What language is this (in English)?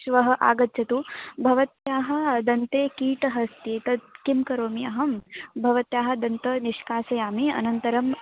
Sanskrit